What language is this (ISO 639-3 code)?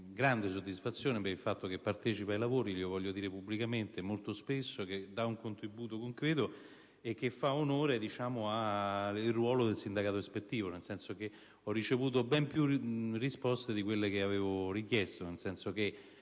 ita